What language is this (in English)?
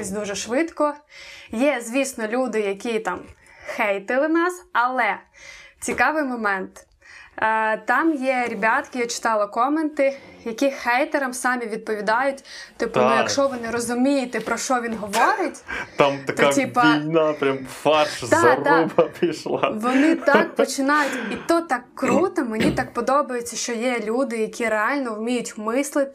Ukrainian